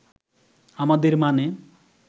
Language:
Bangla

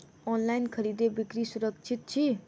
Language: Maithili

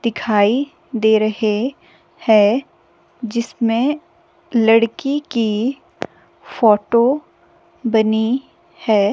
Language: Hindi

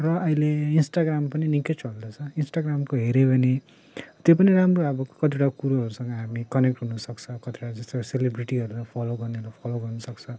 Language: Nepali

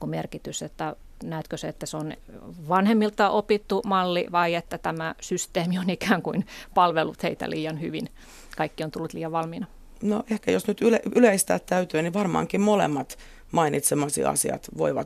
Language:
Finnish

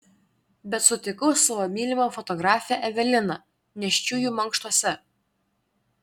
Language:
Lithuanian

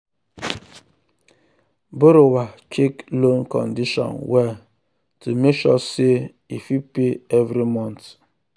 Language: Nigerian Pidgin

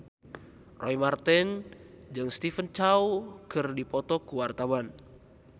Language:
Sundanese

